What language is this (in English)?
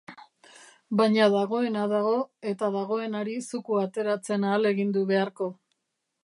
Basque